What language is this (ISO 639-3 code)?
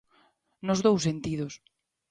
glg